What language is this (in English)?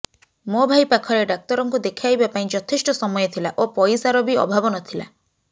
Odia